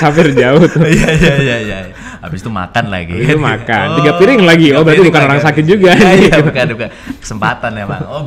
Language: Indonesian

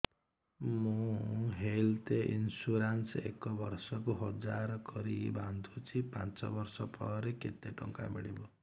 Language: Odia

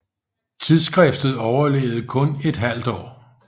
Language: Danish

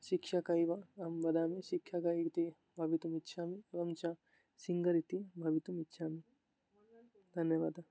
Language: Sanskrit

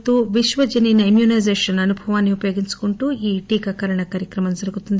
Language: Telugu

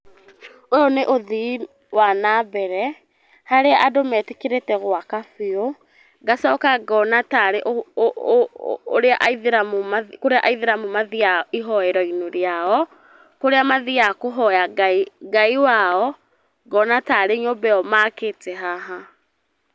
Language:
Kikuyu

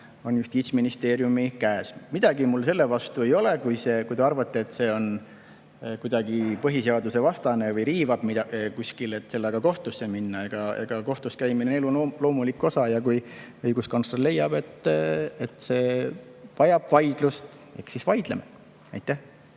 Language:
Estonian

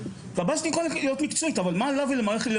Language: Hebrew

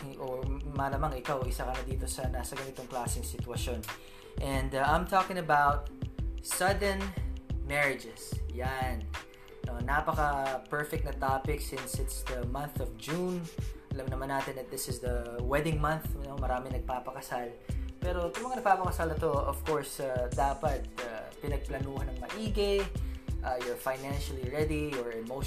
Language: Filipino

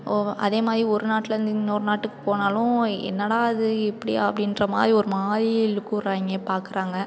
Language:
Tamil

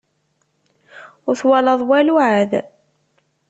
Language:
Kabyle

